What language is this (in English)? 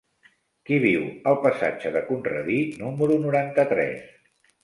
Catalan